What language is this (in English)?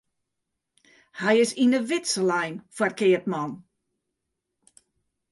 Western Frisian